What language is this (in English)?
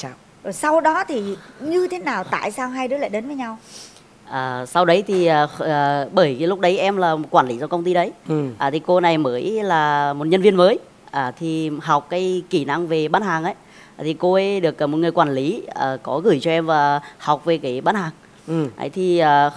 Vietnamese